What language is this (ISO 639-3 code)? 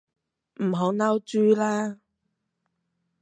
yue